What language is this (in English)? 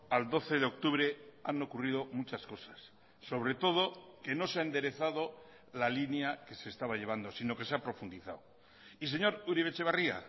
Spanish